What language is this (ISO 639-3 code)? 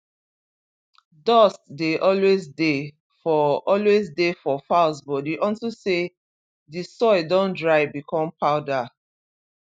pcm